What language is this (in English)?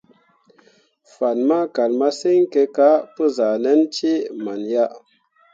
Mundang